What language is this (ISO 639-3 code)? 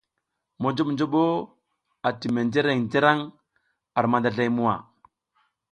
giz